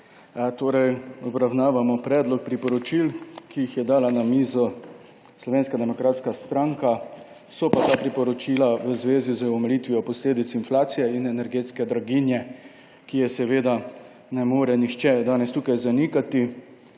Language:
Slovenian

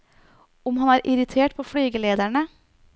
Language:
Norwegian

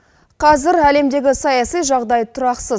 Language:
Kazakh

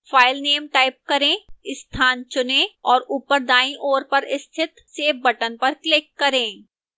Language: Hindi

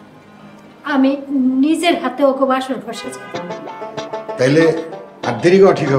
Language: Bangla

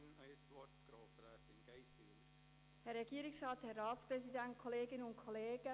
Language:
Swiss German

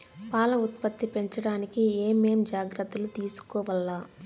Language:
Telugu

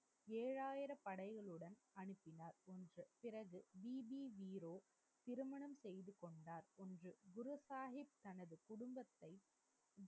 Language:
Tamil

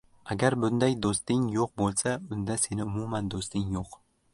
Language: Uzbek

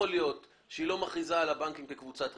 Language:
Hebrew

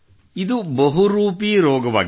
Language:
Kannada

